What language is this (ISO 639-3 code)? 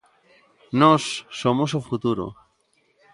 glg